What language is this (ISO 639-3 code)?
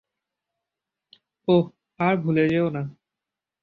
ben